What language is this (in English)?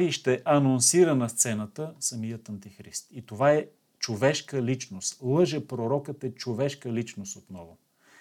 Bulgarian